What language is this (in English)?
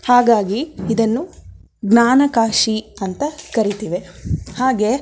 Kannada